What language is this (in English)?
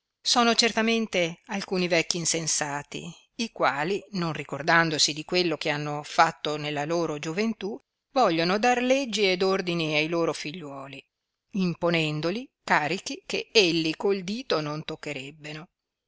Italian